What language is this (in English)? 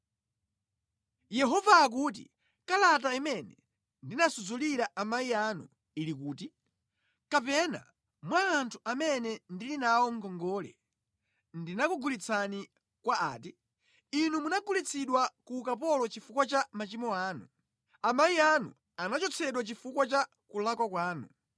Nyanja